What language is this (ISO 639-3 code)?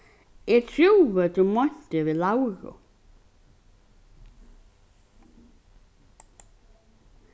fao